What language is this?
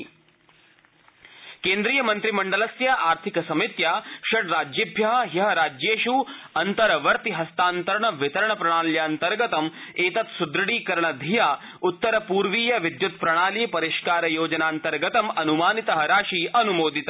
Sanskrit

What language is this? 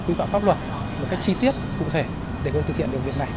Vietnamese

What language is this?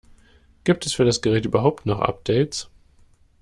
German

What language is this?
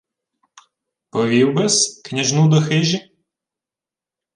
Ukrainian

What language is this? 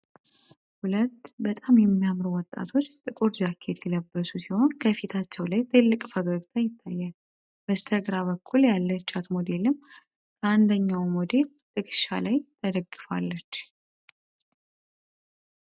Amharic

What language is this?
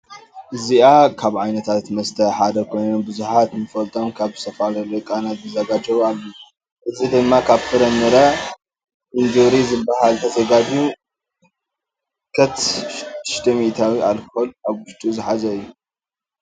Tigrinya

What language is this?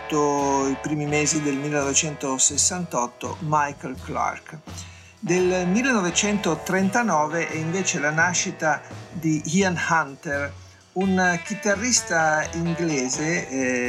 Italian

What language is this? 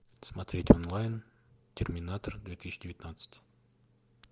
Russian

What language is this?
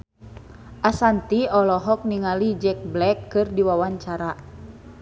Sundanese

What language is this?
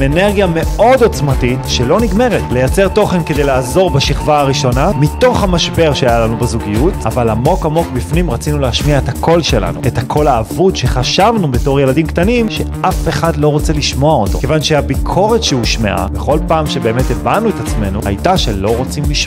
Hebrew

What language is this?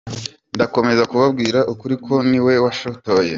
Kinyarwanda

